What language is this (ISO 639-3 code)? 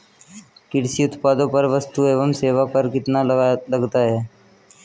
hin